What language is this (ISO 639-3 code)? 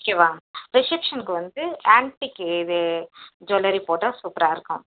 tam